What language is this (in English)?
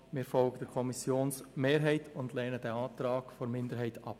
Swiss German